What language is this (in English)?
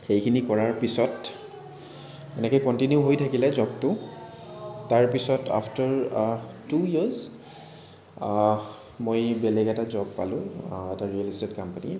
Assamese